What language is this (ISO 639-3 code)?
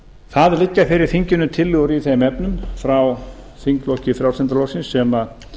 isl